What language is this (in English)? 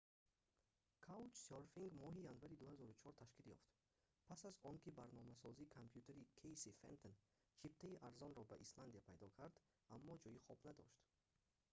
Tajik